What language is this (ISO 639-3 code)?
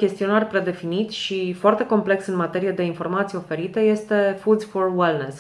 ron